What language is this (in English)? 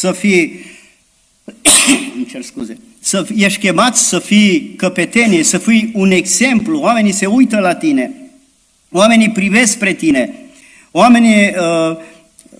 Romanian